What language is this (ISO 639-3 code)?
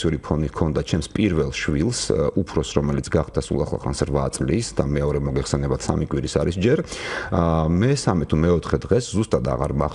fas